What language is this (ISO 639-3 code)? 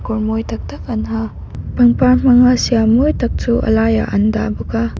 lus